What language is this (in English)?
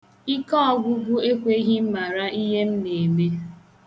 Igbo